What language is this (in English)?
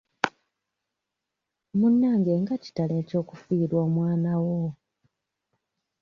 Ganda